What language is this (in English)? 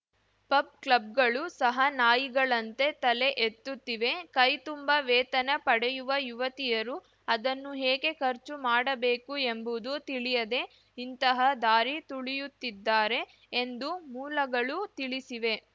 Kannada